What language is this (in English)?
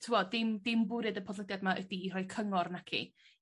Welsh